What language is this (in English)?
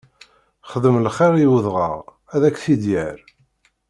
Kabyle